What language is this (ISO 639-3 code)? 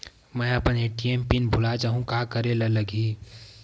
hne